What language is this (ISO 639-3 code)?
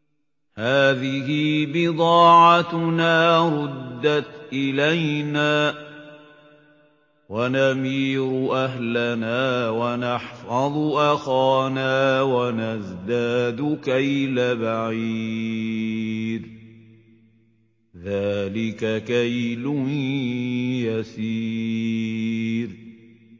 ara